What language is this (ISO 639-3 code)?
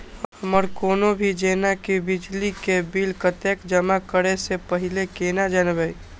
mai